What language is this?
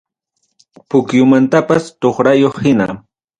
Ayacucho Quechua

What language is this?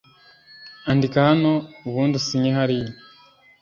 Kinyarwanda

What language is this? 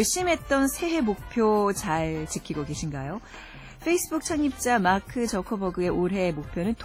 Korean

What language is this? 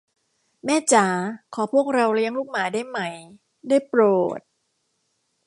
Thai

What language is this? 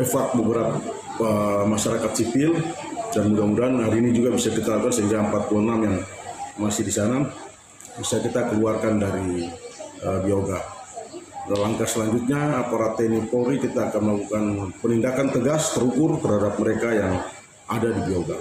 Indonesian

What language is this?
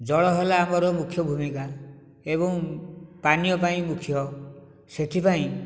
Odia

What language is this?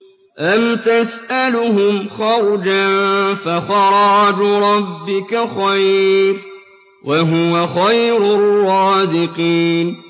Arabic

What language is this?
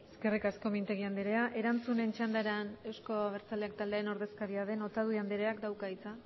Basque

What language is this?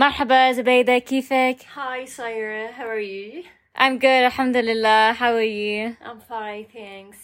Arabic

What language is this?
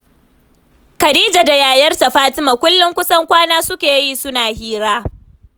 Hausa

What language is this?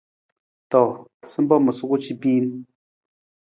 Nawdm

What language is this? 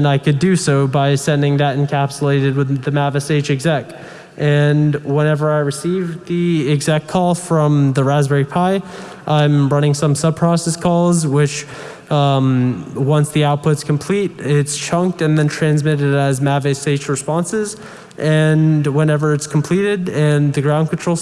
English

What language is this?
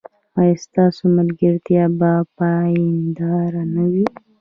Pashto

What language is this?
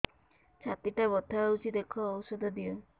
Odia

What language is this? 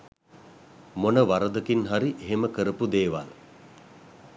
Sinhala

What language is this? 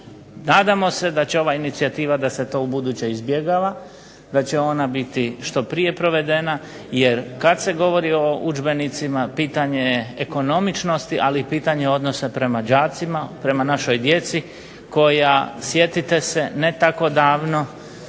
Croatian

